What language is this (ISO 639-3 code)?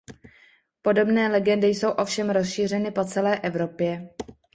ces